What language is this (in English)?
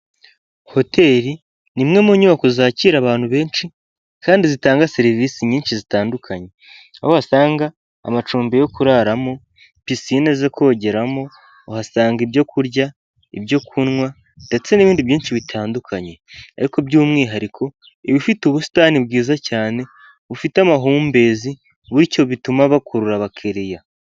Kinyarwanda